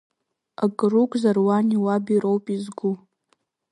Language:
Abkhazian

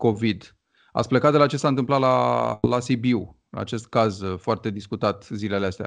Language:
Romanian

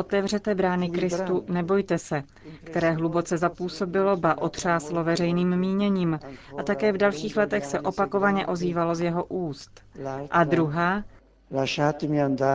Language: Czech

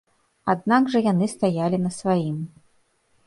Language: Belarusian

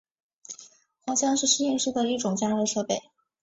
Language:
Chinese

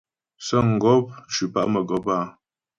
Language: Ghomala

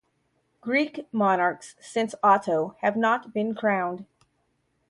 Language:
English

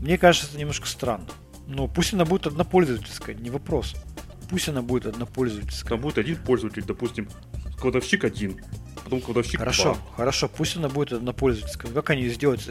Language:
Russian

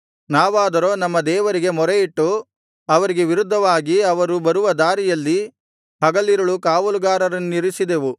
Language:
Kannada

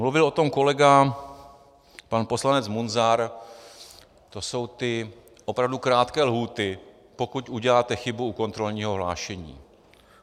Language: Czech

